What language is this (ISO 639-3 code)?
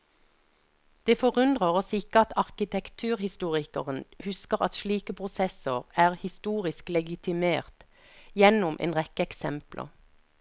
nor